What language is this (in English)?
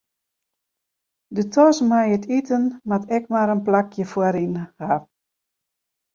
Western Frisian